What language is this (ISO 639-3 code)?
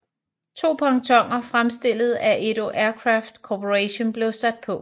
dan